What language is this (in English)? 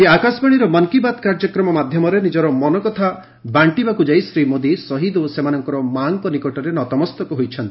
Odia